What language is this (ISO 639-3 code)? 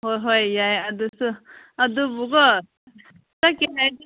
mni